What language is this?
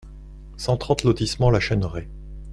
French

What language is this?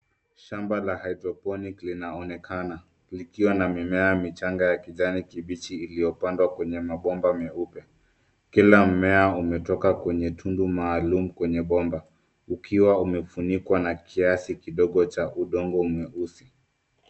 Swahili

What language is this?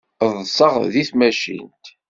Kabyle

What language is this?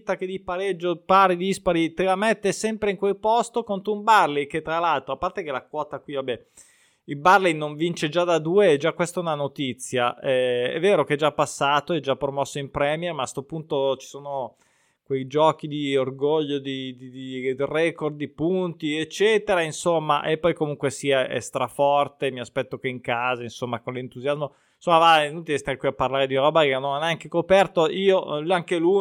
Italian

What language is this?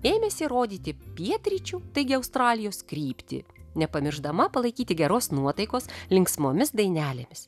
Lithuanian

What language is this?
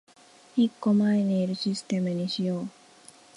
Japanese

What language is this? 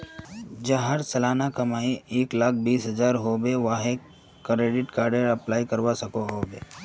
Magahi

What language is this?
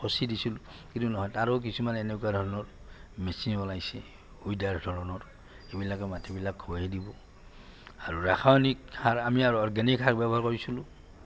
Assamese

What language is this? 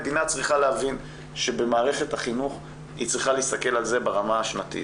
Hebrew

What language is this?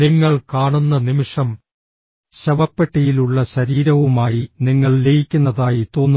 Malayalam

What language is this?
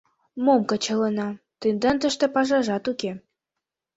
Mari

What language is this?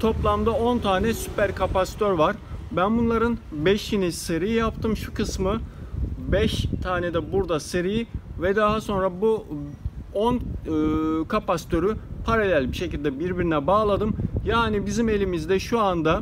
Turkish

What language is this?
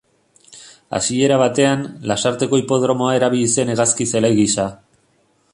Basque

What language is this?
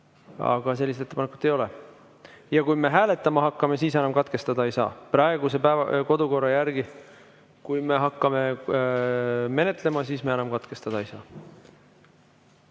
Estonian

